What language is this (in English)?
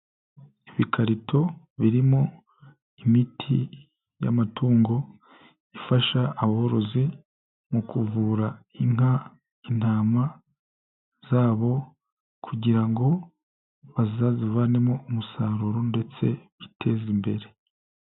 Kinyarwanda